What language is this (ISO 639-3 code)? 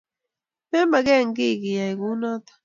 kln